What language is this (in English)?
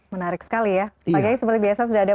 Indonesian